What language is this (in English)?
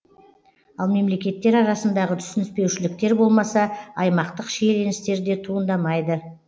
Kazakh